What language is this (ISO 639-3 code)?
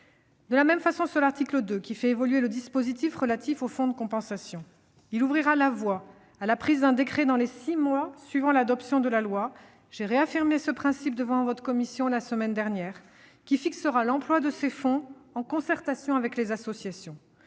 fra